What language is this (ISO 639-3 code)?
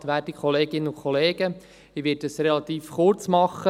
gsw